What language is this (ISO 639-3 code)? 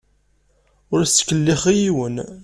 kab